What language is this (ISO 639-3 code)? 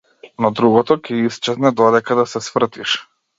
mkd